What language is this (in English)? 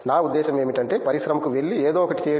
Telugu